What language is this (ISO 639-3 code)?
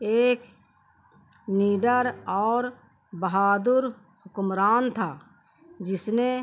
urd